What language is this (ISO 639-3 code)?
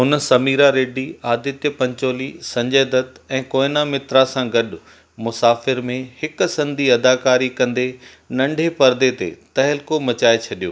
snd